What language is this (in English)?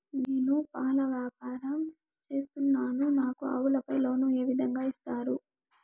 Telugu